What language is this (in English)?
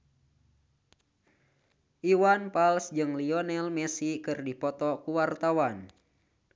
Sundanese